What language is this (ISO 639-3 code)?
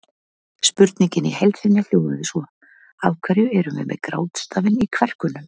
isl